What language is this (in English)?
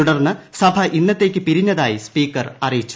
Malayalam